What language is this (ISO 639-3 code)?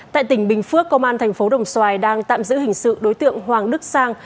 vie